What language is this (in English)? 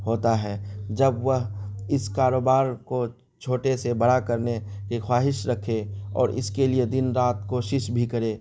Urdu